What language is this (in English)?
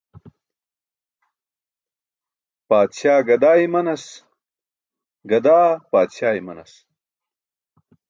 Burushaski